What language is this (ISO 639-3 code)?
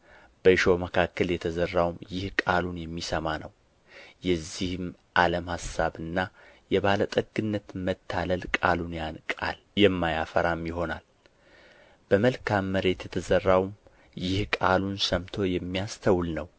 amh